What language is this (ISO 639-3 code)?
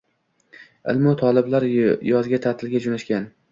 uzb